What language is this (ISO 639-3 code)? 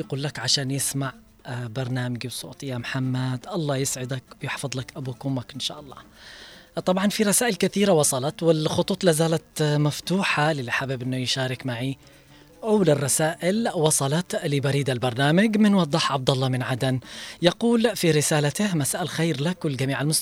ara